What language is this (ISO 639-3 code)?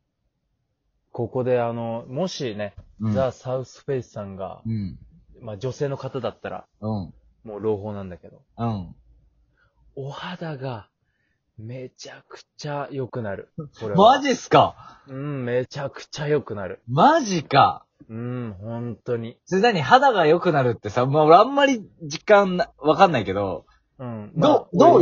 jpn